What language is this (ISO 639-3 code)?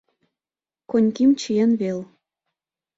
chm